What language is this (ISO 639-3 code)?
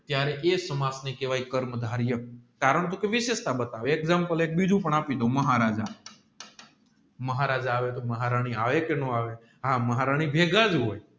guj